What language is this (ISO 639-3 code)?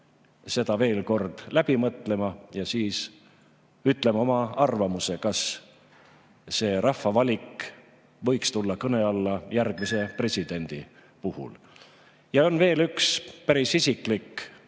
est